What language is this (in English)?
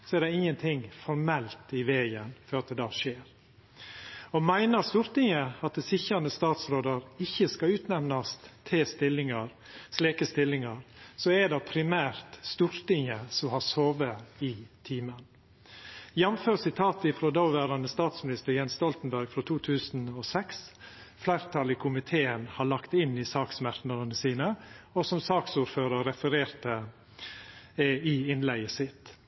Norwegian Nynorsk